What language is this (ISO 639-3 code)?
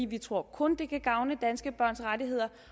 dan